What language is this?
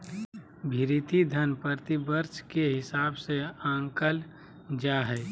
Magahi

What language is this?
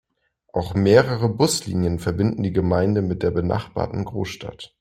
German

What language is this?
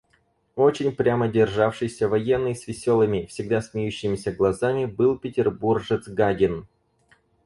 Russian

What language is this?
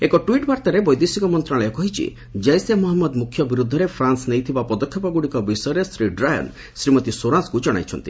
Odia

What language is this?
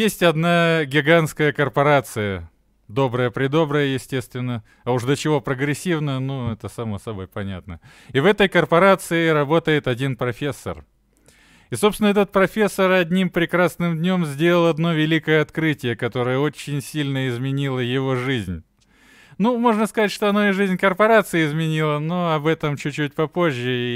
Russian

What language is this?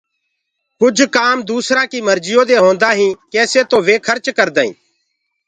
Gurgula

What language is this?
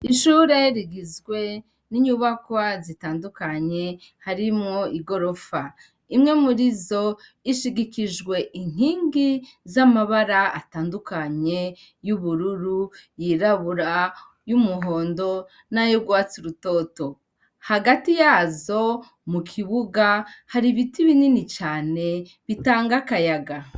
Rundi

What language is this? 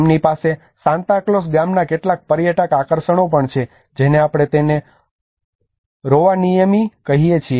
Gujarati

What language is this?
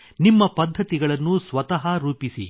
Kannada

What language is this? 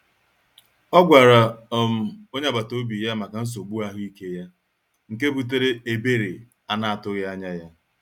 Igbo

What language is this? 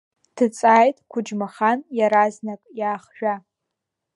Abkhazian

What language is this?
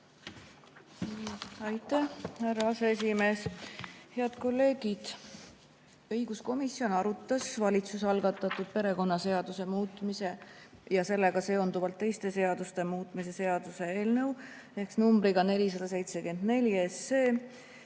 Estonian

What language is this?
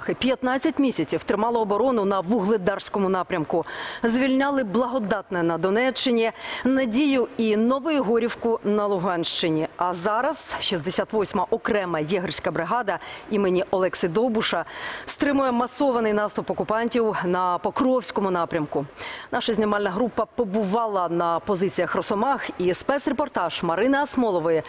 Ukrainian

